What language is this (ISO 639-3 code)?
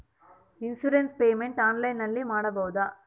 kan